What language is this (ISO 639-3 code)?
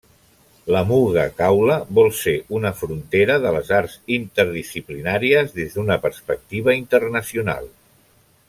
cat